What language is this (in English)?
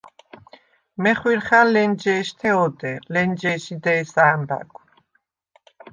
Svan